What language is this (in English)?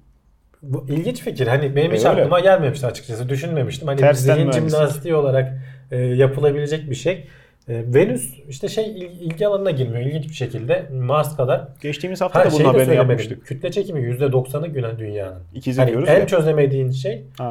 Turkish